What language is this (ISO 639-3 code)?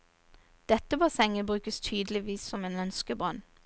nor